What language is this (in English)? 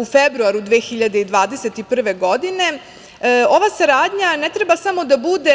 Serbian